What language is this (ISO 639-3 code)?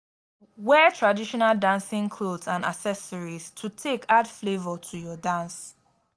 pcm